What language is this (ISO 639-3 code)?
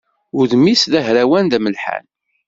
kab